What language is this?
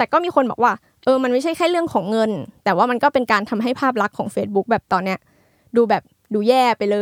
Thai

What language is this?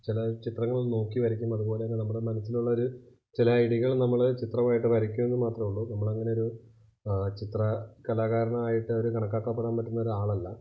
Malayalam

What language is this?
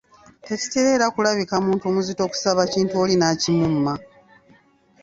Ganda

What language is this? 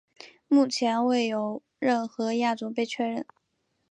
Chinese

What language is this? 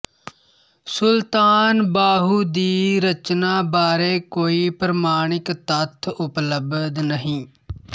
Punjabi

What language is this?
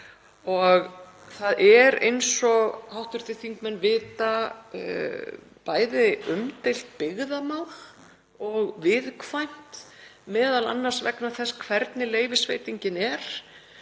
Icelandic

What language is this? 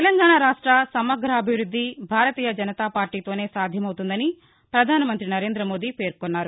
Telugu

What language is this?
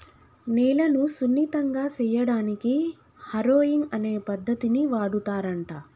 Telugu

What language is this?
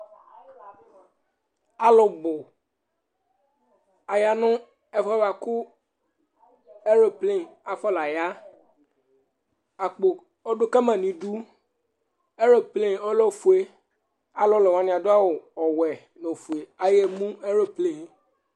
Ikposo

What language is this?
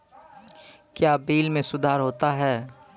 Maithili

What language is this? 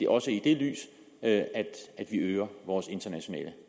Danish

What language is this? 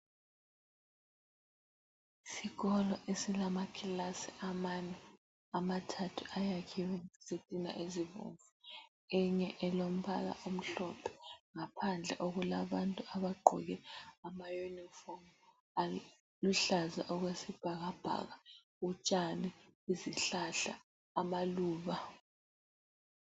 North Ndebele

